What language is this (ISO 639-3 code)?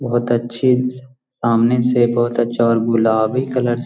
mag